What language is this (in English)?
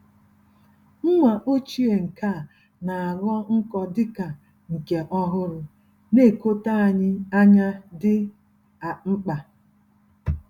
Igbo